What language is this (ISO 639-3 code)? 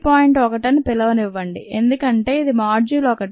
tel